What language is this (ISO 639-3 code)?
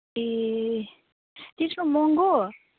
nep